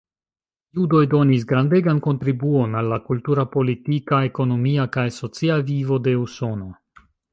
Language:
Esperanto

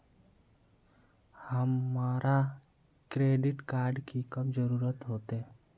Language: Magahi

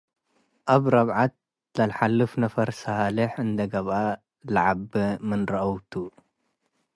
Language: Tigre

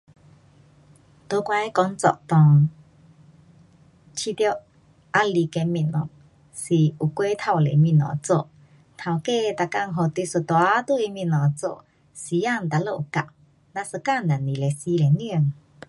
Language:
Pu-Xian Chinese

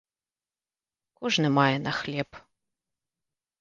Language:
Belarusian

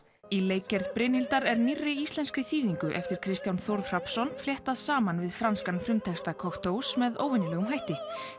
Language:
Icelandic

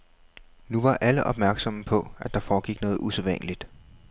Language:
Danish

